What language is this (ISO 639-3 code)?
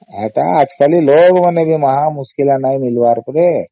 ori